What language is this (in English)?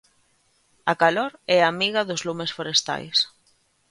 Galician